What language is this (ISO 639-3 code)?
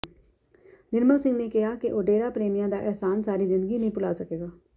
pan